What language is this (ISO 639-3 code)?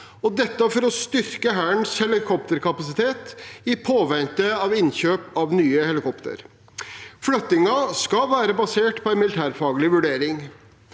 nor